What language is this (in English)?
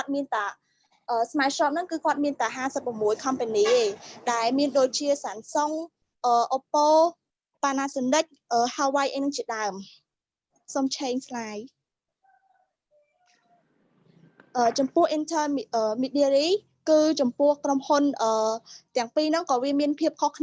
Vietnamese